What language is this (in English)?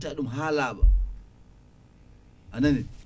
Fula